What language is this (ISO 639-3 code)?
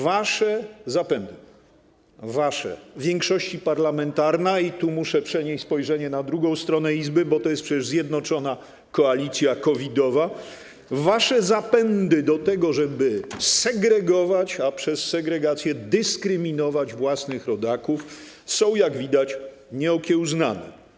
pol